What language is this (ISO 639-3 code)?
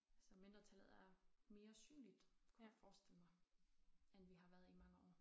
dan